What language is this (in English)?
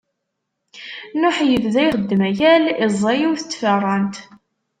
Kabyle